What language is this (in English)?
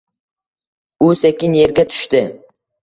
Uzbek